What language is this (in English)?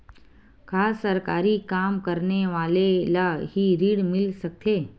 Chhattisgarhi